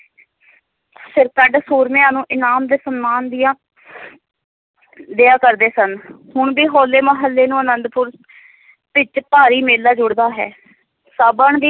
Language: Punjabi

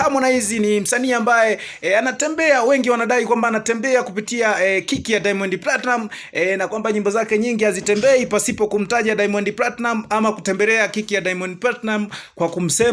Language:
Swahili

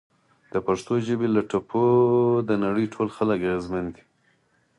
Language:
Pashto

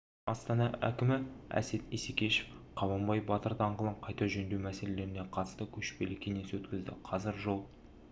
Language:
Kazakh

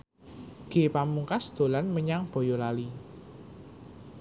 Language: Javanese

